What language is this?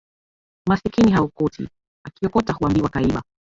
Swahili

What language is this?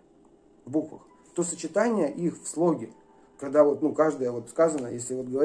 Russian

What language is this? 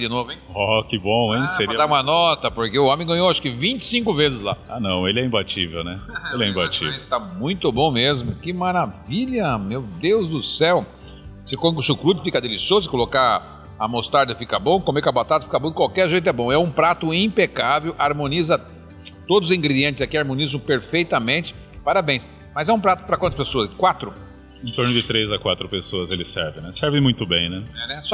Portuguese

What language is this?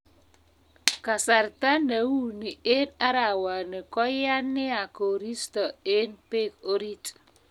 Kalenjin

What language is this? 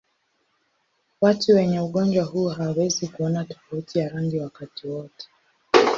Swahili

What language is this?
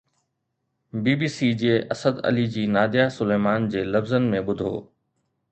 Sindhi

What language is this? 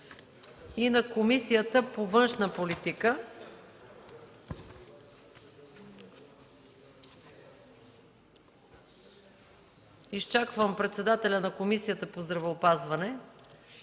Bulgarian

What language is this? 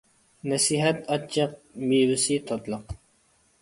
Uyghur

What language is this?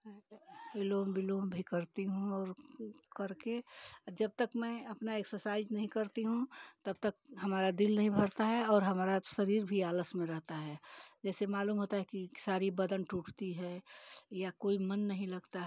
Hindi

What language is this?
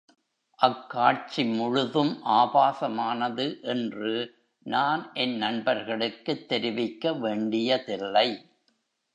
Tamil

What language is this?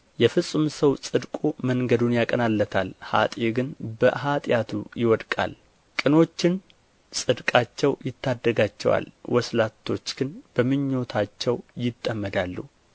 Amharic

